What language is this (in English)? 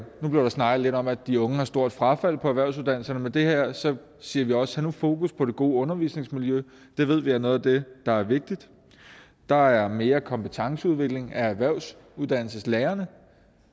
Danish